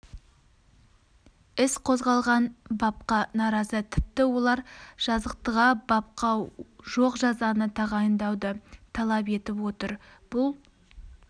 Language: Kazakh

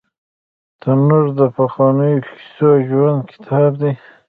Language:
Pashto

